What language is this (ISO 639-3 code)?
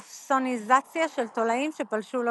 heb